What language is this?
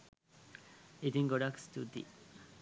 Sinhala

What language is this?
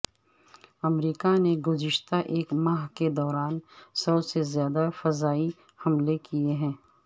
Urdu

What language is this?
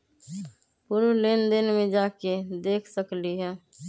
Magahi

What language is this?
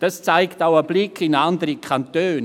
Swiss German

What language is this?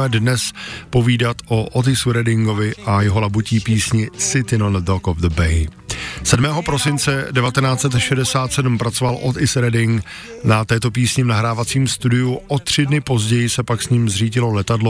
Czech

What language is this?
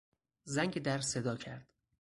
Persian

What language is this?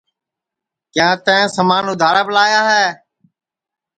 Sansi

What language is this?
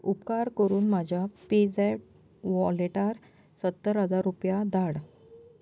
Konkani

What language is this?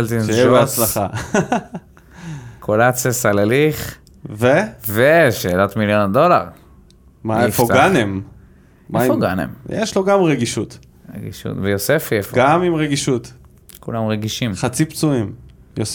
Hebrew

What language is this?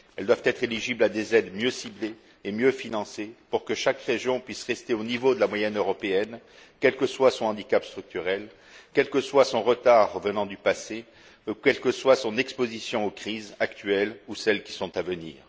French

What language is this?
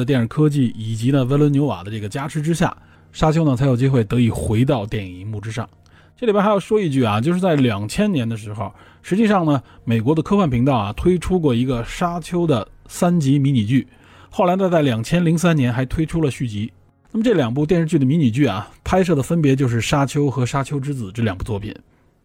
Chinese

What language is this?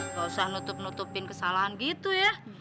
Indonesian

